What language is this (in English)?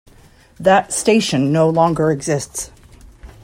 English